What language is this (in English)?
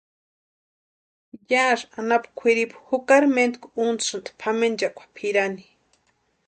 Western Highland Purepecha